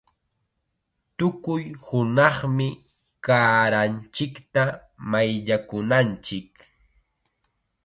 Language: Chiquián Ancash Quechua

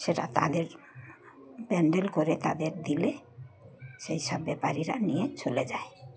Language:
Bangla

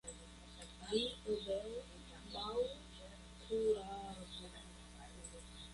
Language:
Esperanto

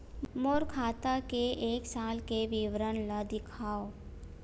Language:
Chhattisgarhi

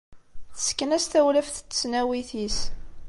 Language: Kabyle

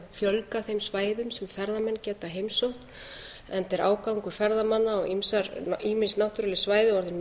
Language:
Icelandic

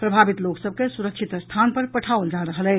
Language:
Maithili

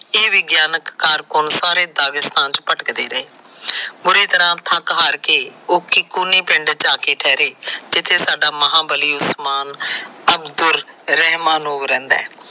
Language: Punjabi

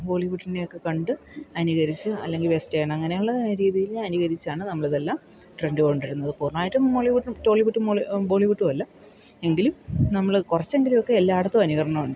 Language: Malayalam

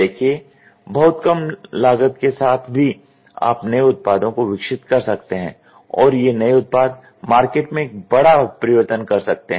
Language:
Hindi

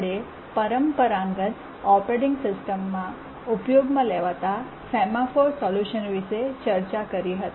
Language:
Gujarati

